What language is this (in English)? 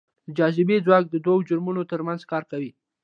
Pashto